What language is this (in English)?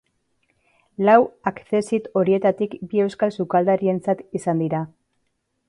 Basque